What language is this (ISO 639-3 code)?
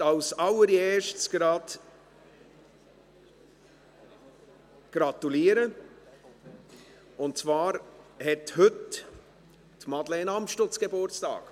gsw